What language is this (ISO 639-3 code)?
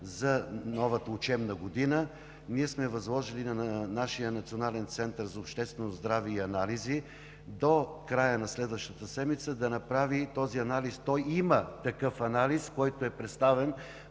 bul